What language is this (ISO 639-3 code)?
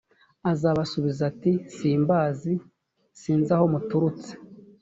kin